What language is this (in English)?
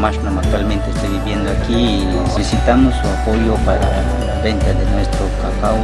Spanish